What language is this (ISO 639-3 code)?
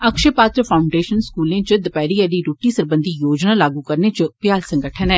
doi